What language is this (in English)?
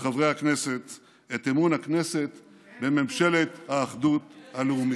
Hebrew